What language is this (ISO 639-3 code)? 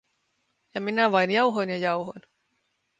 fin